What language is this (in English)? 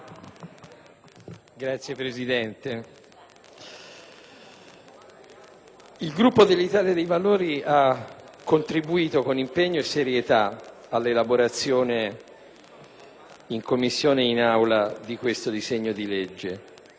Italian